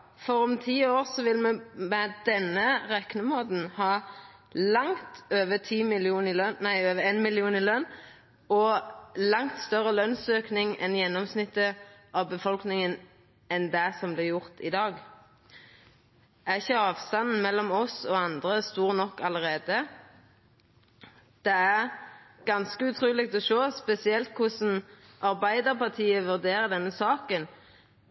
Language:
Norwegian Nynorsk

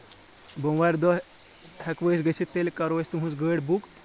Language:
Kashmiri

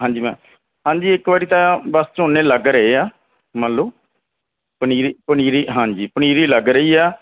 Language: Punjabi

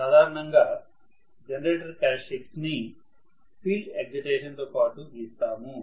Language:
Telugu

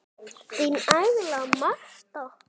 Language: Icelandic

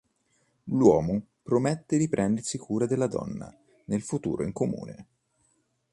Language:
Italian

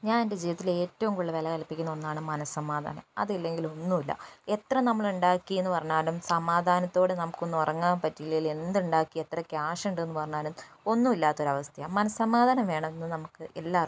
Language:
Malayalam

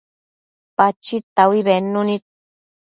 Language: Matsés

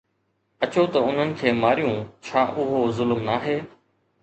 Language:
Sindhi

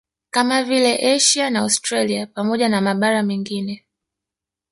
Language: Swahili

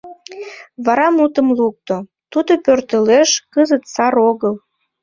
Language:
Mari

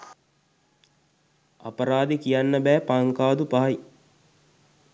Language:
Sinhala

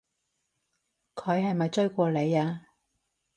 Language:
Cantonese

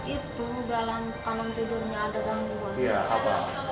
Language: Indonesian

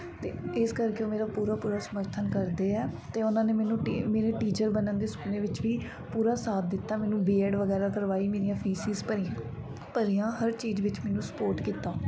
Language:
Punjabi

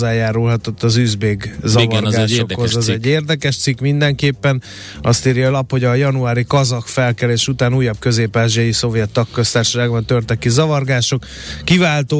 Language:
Hungarian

